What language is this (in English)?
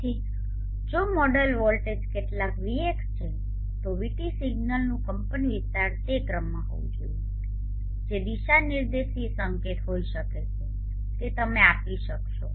Gujarati